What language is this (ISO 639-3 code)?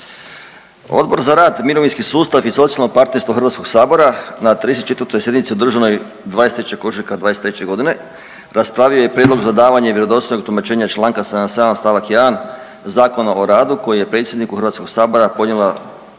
hrv